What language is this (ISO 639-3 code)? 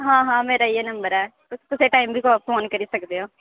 doi